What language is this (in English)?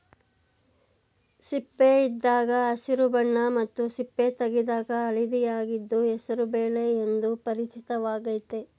Kannada